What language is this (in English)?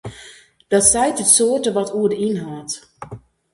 Western Frisian